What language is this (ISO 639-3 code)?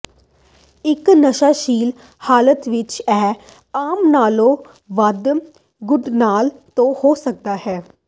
pan